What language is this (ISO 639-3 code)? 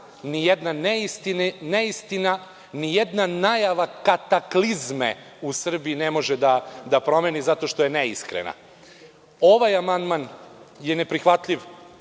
srp